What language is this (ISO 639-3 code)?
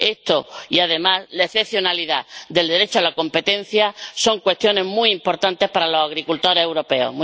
spa